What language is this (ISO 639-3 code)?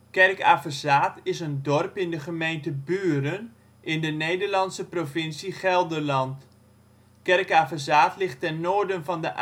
nld